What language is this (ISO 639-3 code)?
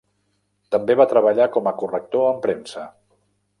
cat